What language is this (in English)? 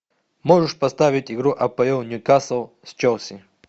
Russian